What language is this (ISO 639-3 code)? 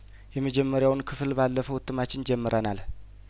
amh